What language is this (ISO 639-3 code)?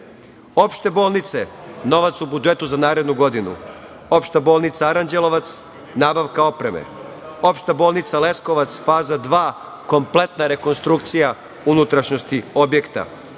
srp